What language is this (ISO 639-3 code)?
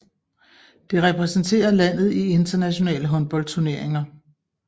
dan